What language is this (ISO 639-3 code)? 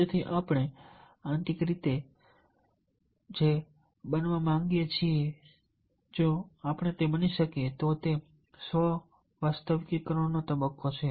guj